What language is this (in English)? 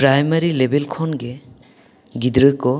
Santali